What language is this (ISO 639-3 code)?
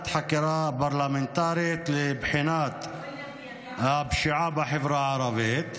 heb